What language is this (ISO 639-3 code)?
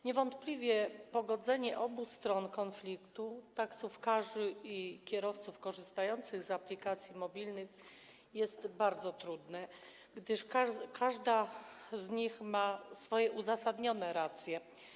pol